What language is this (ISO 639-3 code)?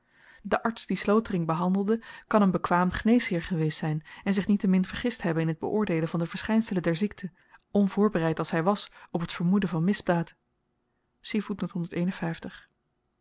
nld